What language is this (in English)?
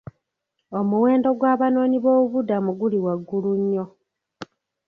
Ganda